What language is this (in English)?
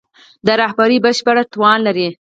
Pashto